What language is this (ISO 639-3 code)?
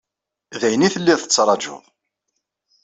kab